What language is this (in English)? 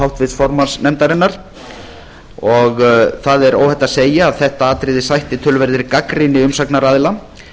Icelandic